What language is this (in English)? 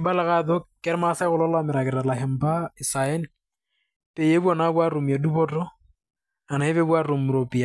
Masai